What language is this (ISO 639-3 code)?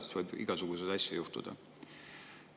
est